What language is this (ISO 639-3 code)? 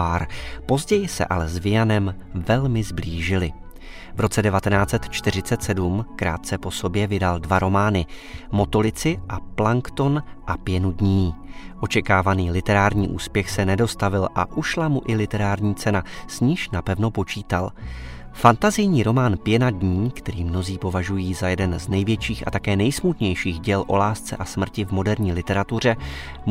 ces